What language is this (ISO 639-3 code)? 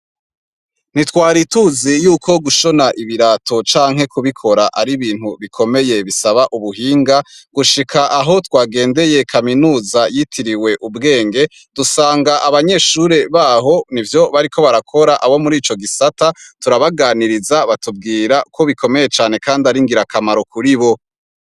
run